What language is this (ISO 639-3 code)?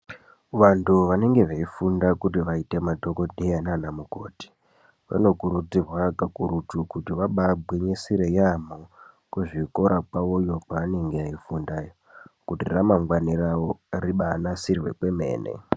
ndc